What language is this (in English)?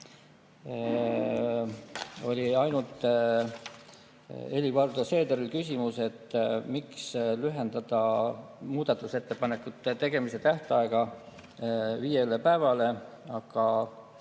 Estonian